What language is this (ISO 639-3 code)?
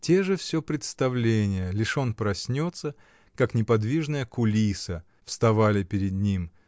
rus